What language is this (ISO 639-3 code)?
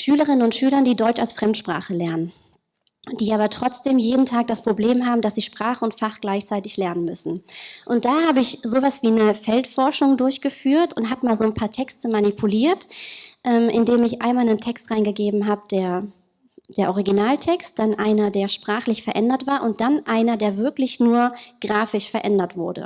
deu